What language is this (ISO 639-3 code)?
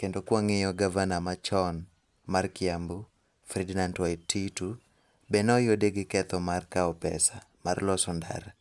luo